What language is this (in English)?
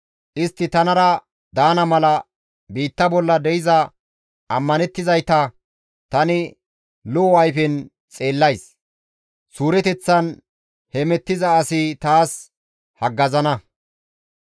Gamo